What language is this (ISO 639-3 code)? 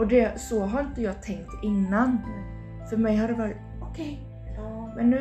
swe